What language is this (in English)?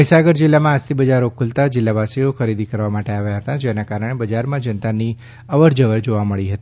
Gujarati